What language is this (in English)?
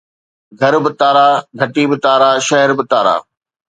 Sindhi